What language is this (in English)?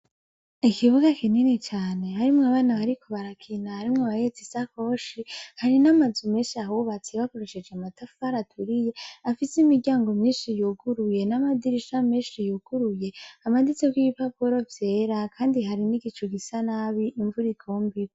Rundi